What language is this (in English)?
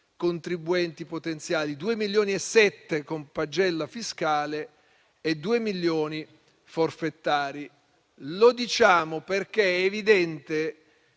Italian